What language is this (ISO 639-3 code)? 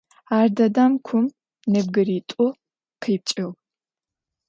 ady